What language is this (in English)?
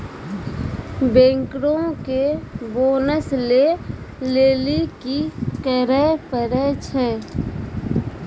Maithili